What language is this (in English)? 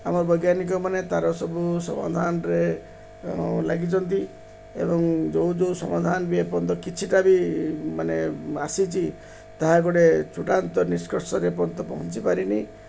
Odia